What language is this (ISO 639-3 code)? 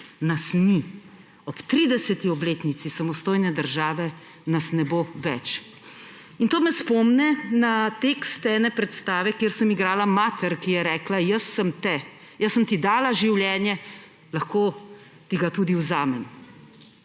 slv